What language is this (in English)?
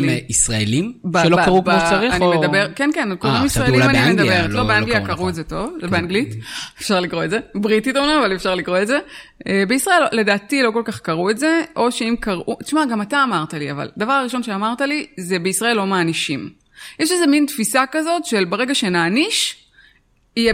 Hebrew